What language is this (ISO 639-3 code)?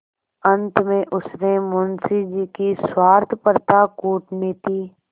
hin